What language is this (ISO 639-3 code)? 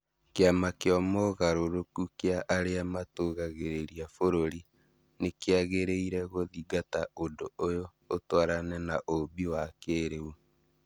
kik